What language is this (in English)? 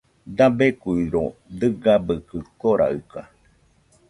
Nüpode Huitoto